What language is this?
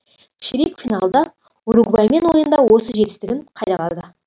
Kazakh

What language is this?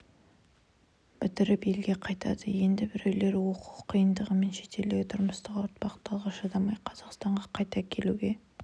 Kazakh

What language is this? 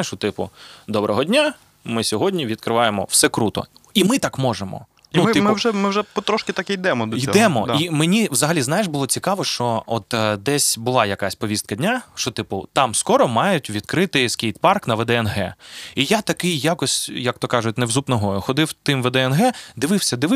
Ukrainian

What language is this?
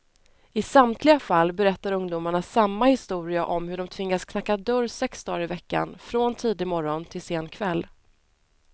Swedish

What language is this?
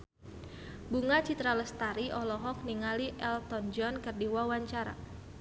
Sundanese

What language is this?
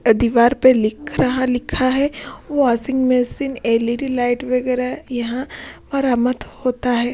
Hindi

